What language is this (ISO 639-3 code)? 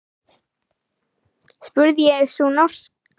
isl